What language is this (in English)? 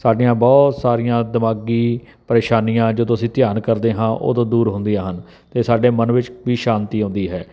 Punjabi